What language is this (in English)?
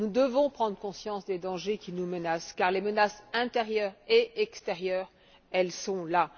French